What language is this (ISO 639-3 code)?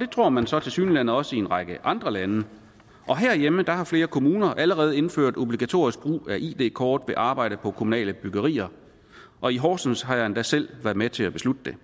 dan